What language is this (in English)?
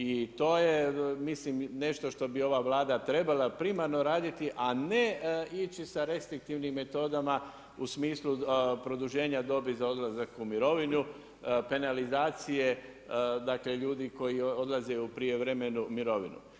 Croatian